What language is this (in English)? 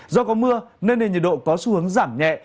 Vietnamese